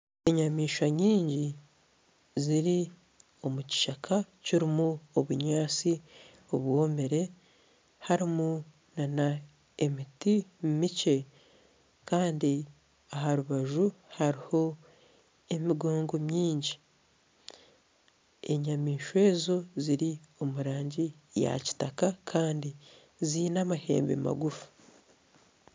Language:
Nyankole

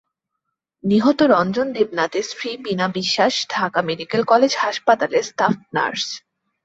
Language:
Bangla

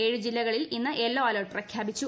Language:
Malayalam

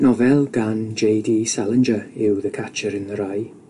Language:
Welsh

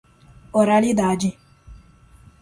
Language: Portuguese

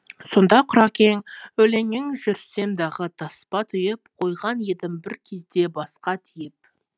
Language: Kazakh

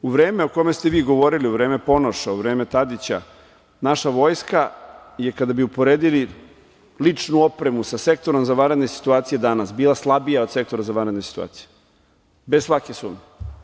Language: Serbian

